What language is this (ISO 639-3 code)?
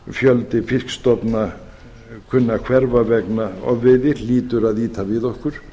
isl